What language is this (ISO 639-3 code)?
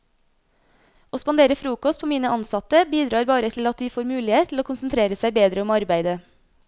nor